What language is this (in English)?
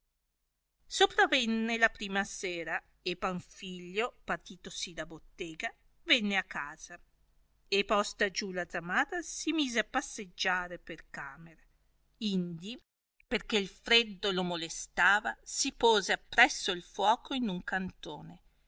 Italian